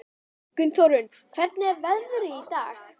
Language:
Icelandic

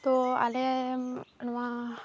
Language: Santali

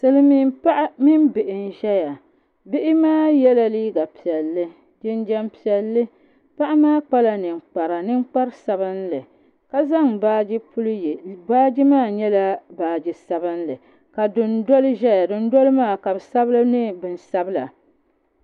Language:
Dagbani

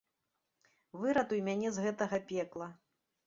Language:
Belarusian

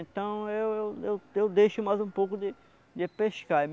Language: Portuguese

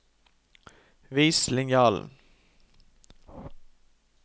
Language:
Norwegian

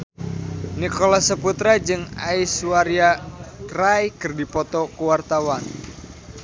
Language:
Sundanese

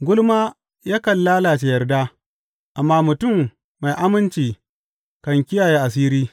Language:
Hausa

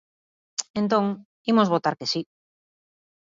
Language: Galician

